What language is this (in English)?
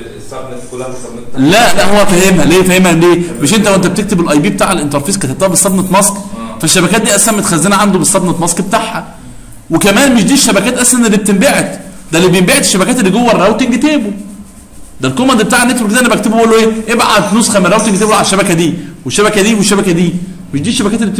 Arabic